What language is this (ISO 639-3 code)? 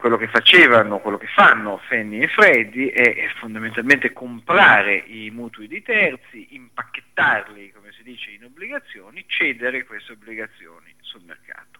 ita